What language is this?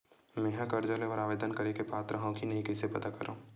Chhattisgarhi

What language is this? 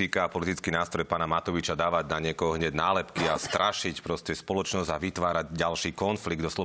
Slovak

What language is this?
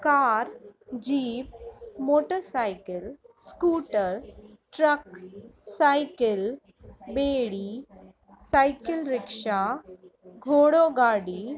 Sindhi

